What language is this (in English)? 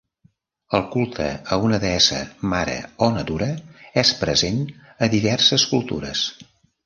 Catalan